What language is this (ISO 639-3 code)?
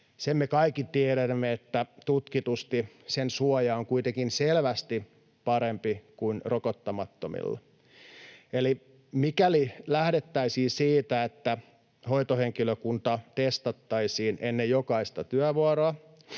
fin